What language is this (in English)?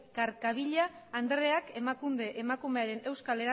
Basque